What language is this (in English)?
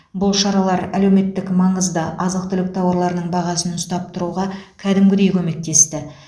Kazakh